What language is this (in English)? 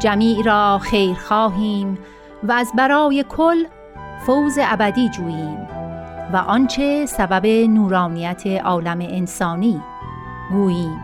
Persian